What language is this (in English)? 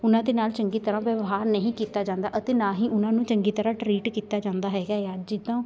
Punjabi